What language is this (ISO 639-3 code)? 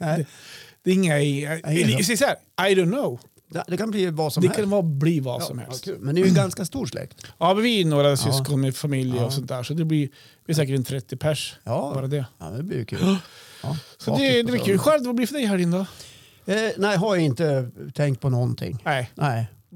swe